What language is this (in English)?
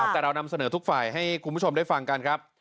Thai